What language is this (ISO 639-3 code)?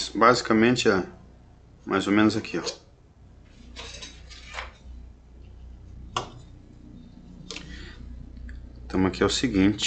por